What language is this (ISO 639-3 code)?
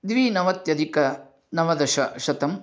san